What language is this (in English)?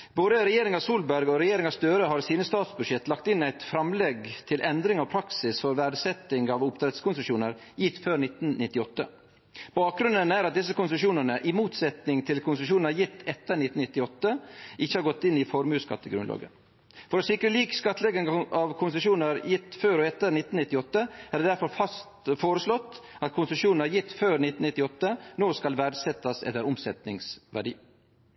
Norwegian Nynorsk